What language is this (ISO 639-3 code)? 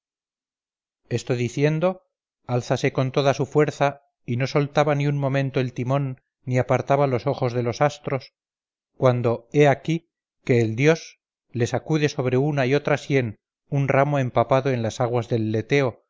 spa